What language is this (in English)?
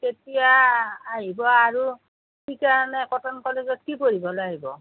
Assamese